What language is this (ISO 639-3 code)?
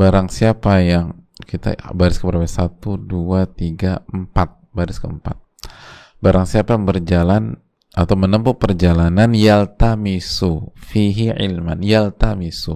ind